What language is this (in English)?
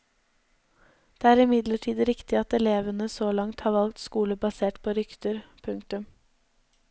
Norwegian